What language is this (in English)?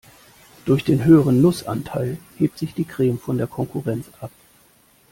German